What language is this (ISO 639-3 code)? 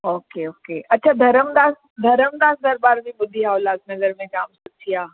snd